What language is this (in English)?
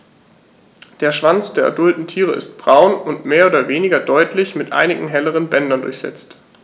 German